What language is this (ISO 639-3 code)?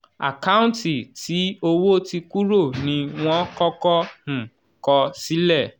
yor